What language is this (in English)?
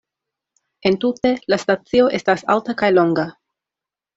Esperanto